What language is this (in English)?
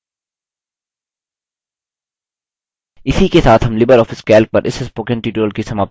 Hindi